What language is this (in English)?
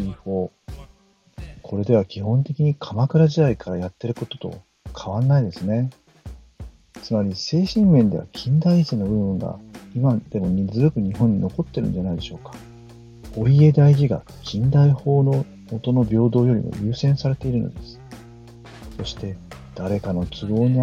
Japanese